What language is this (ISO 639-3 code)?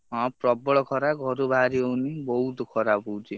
ori